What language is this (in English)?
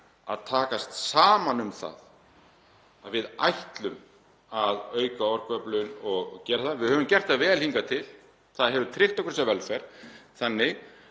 Icelandic